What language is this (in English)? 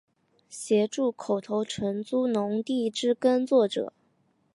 Chinese